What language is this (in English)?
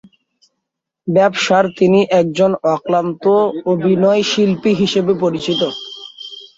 Bangla